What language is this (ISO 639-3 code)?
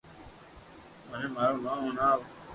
lrk